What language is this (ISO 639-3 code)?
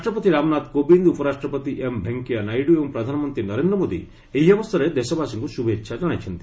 ori